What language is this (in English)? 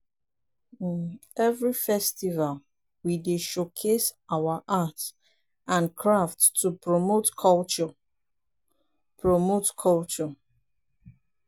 Nigerian Pidgin